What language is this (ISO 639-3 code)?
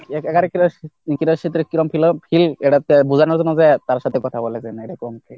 ben